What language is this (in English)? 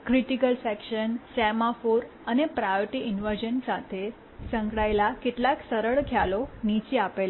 Gujarati